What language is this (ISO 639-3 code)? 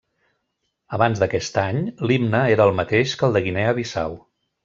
cat